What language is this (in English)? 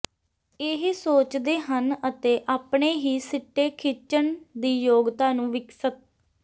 Punjabi